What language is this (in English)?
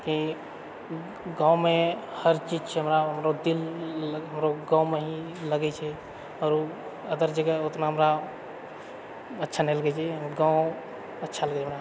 Maithili